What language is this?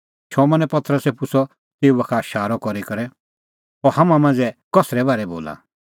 Kullu Pahari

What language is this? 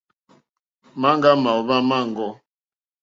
Mokpwe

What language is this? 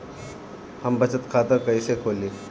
Bhojpuri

